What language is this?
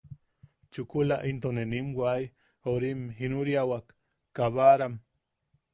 Yaqui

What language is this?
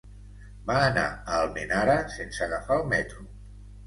Catalan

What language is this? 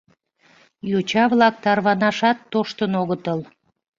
Mari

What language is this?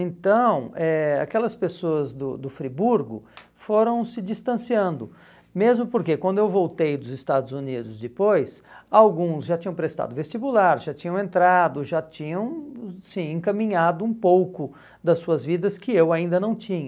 Portuguese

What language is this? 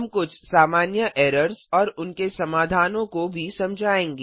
Hindi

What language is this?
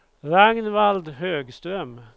Swedish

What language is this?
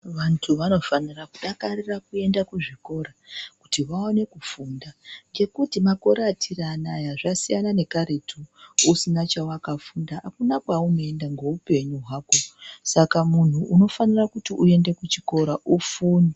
Ndau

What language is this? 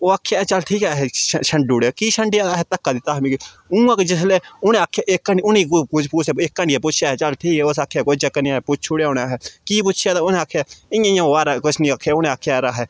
Dogri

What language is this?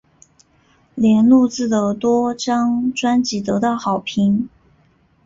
Chinese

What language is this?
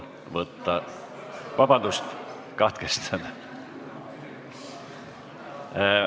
Estonian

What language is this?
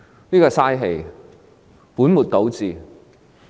Cantonese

